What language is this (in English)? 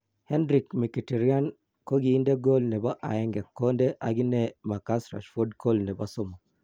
Kalenjin